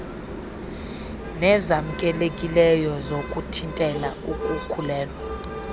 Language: Xhosa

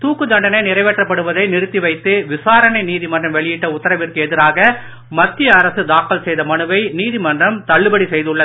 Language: Tamil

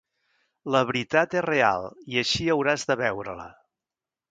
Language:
Catalan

